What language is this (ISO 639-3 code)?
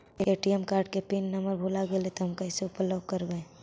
mag